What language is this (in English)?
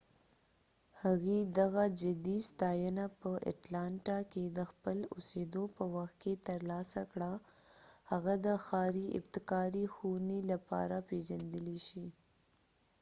Pashto